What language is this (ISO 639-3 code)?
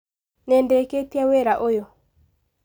kik